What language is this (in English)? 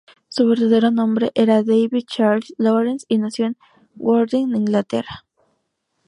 Spanish